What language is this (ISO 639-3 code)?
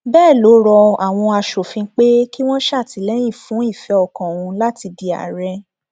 yor